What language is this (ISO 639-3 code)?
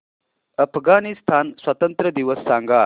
mar